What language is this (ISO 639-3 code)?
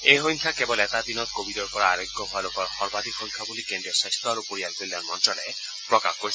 asm